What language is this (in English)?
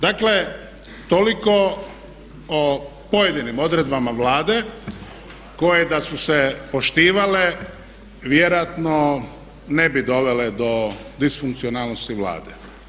Croatian